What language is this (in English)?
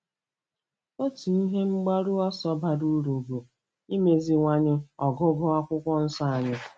Igbo